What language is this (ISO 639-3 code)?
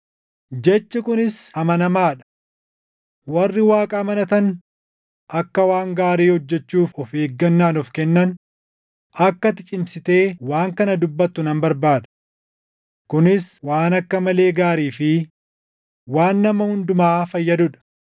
orm